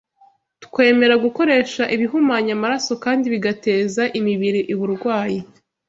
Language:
Kinyarwanda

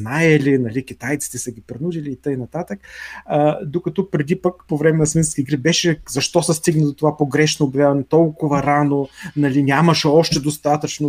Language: Bulgarian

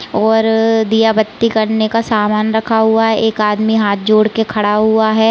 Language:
Hindi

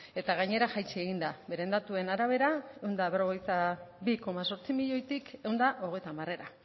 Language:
Basque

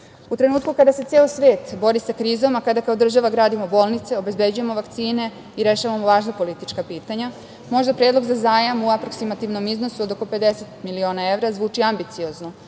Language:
Serbian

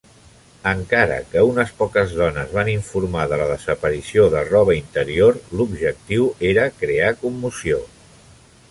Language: Catalan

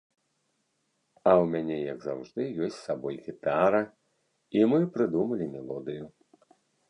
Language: Belarusian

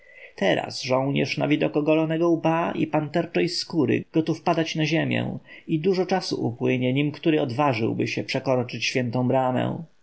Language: Polish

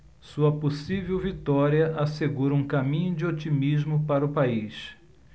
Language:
Portuguese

